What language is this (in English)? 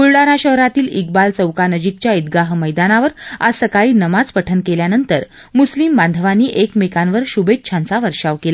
Marathi